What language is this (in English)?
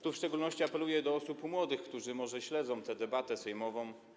Polish